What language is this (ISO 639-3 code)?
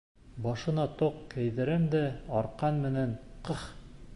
bak